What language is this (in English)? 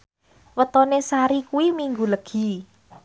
Javanese